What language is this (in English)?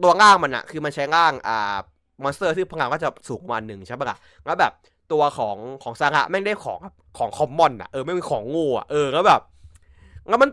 Thai